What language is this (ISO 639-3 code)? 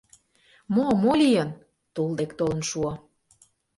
chm